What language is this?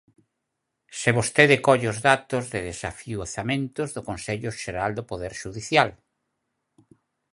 Galician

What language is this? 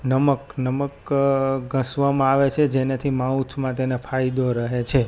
Gujarati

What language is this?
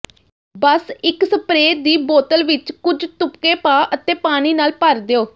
Punjabi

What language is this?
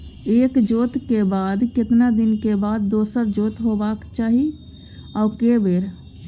Maithili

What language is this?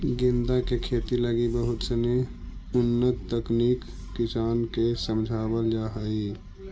Magahi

